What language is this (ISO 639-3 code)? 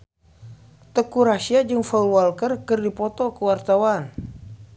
sun